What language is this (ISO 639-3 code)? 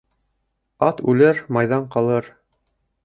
bak